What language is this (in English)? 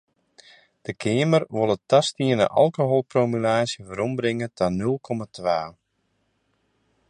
Western Frisian